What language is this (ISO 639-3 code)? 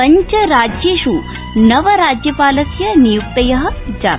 san